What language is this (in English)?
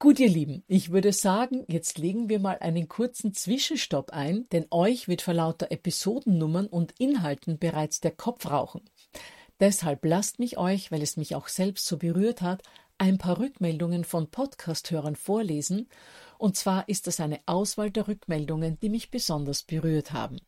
German